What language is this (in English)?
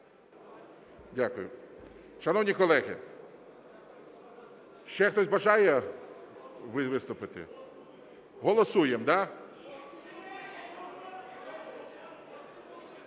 Ukrainian